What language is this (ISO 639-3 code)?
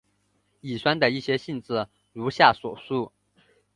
zho